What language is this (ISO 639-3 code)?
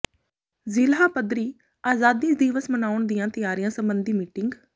pan